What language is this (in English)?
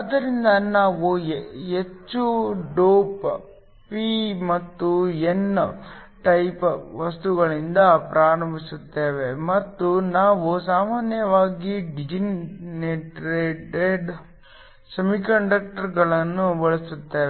Kannada